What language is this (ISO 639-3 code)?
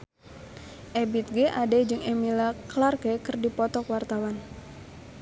sun